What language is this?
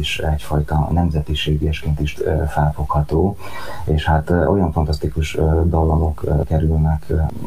Hungarian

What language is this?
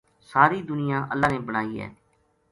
Gujari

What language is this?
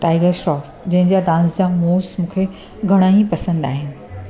Sindhi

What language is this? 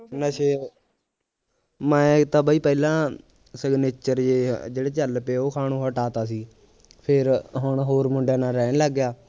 Punjabi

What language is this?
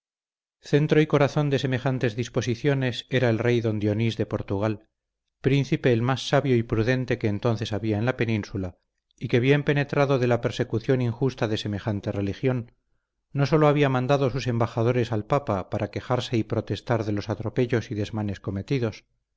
Spanish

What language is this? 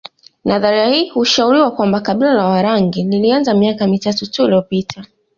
Swahili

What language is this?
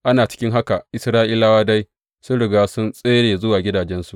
Hausa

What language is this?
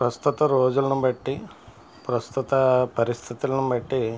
Telugu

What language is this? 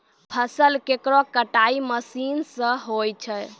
Maithili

